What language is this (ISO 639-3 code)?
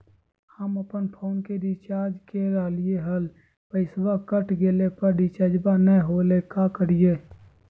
mag